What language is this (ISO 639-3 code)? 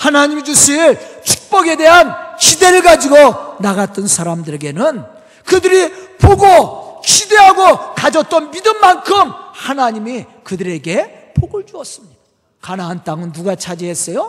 kor